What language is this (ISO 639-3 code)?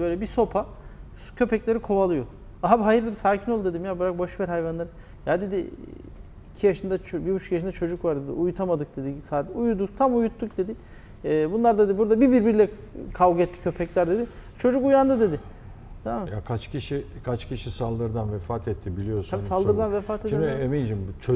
tur